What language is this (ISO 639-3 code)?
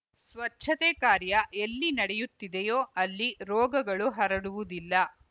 kan